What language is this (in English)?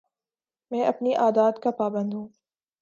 Urdu